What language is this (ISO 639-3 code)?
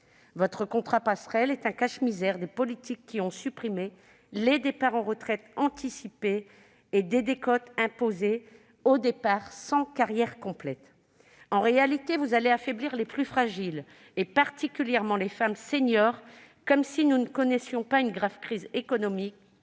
fra